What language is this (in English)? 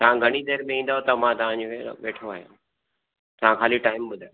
Sindhi